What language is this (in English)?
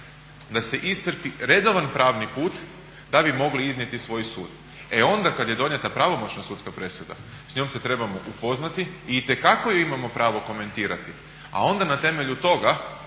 Croatian